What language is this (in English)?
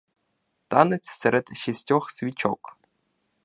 Ukrainian